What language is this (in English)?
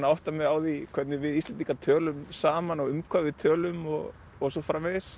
Icelandic